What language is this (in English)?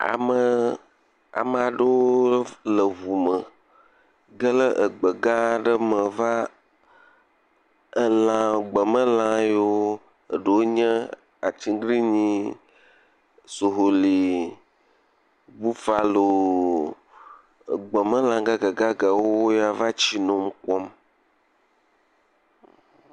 Ewe